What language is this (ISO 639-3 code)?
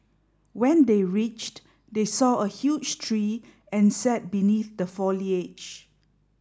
eng